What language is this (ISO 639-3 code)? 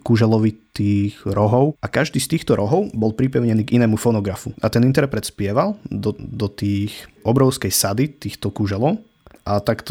slk